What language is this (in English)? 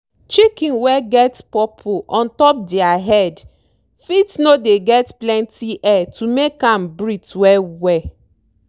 Nigerian Pidgin